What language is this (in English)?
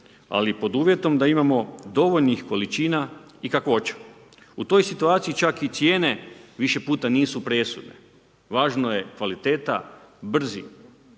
Croatian